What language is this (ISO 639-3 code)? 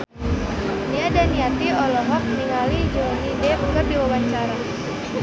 sun